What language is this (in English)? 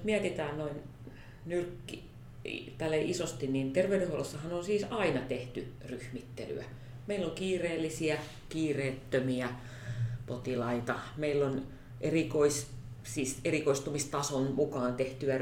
Finnish